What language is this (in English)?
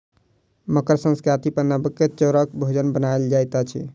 Maithili